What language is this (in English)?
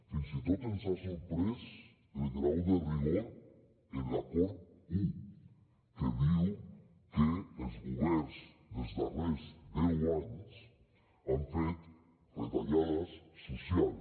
Catalan